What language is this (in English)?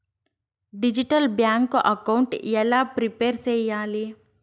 Telugu